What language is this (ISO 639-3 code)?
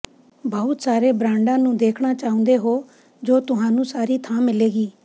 pan